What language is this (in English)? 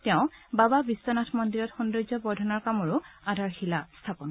Assamese